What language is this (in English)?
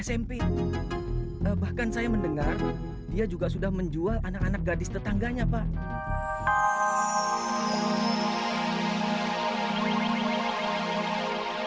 Indonesian